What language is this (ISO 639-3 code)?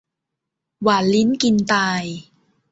tha